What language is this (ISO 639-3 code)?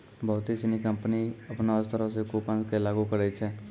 mai